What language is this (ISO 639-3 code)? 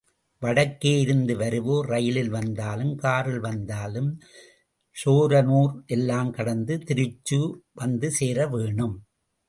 tam